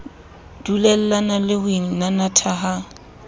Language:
Southern Sotho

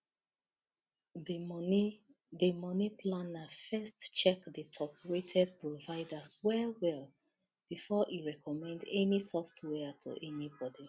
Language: Nigerian Pidgin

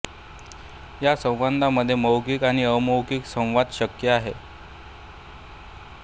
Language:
Marathi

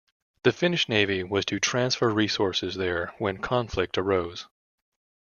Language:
English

